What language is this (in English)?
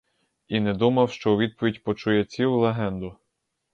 Ukrainian